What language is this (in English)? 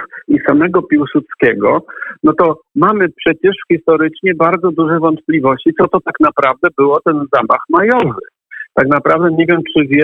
Polish